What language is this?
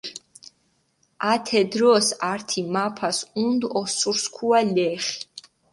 Mingrelian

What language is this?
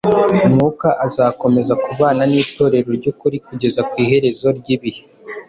Kinyarwanda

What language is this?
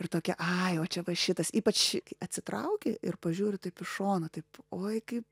Lithuanian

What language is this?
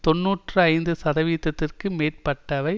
Tamil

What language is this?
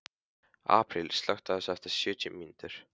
Icelandic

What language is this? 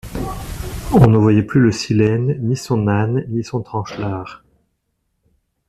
French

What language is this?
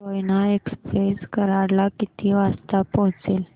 Marathi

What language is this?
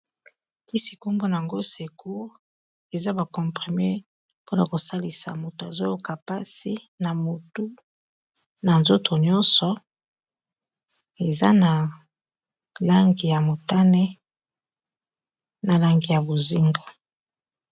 Lingala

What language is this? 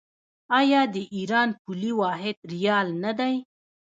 Pashto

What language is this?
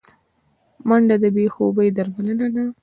Pashto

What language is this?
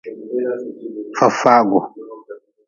Nawdm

